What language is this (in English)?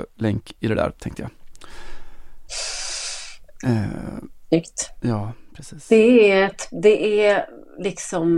Swedish